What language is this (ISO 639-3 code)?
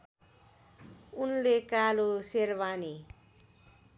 nep